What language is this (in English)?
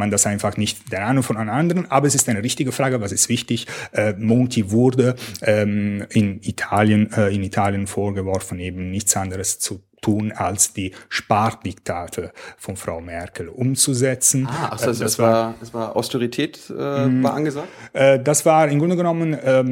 German